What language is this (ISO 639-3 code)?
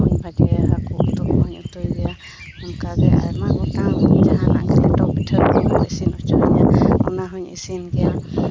sat